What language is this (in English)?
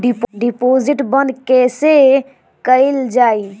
Bhojpuri